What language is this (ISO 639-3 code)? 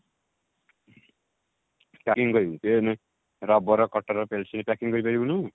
ori